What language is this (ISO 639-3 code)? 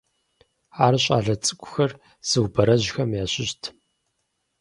kbd